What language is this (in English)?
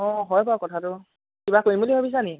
Assamese